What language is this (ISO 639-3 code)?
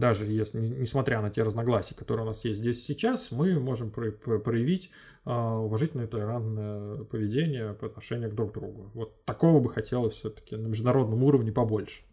rus